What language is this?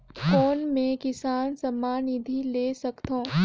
Chhattisgarhi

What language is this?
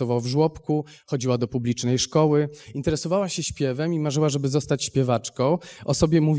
Polish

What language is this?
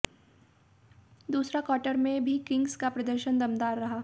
Hindi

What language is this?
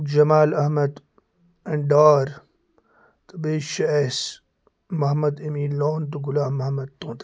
Kashmiri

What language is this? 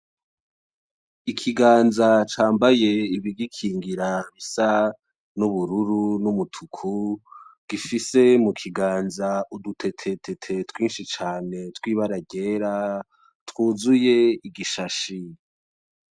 Rundi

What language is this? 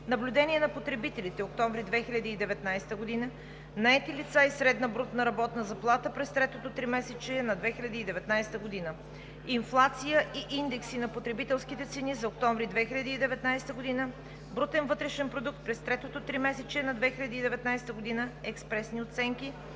Bulgarian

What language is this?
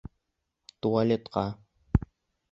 Bashkir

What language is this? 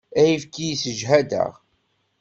Kabyle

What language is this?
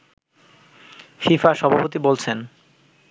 Bangla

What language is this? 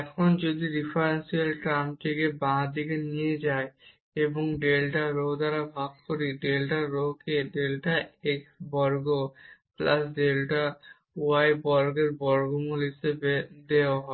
Bangla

